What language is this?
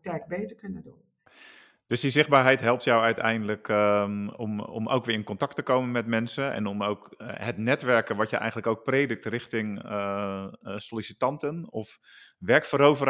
Dutch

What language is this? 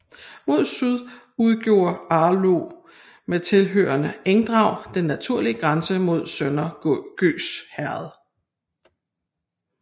Danish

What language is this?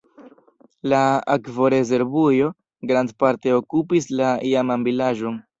Esperanto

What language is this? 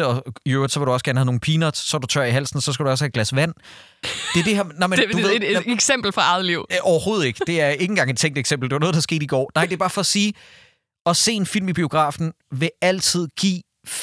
Danish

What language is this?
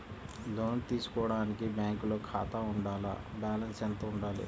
Telugu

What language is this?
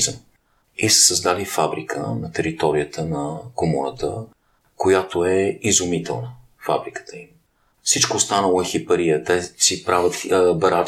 Bulgarian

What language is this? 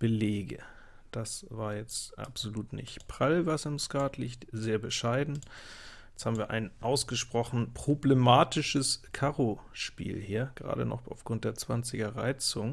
German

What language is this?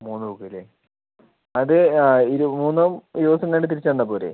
Malayalam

